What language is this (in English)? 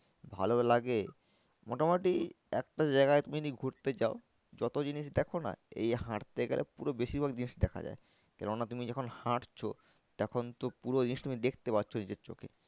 Bangla